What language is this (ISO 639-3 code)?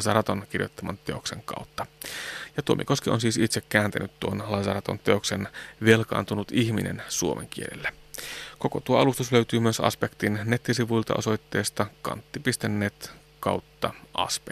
fin